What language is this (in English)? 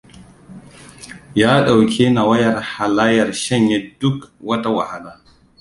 Hausa